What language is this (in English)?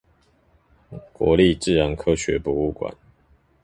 Chinese